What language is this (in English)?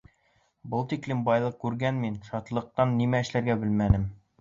Bashkir